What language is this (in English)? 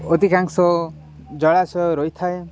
Odia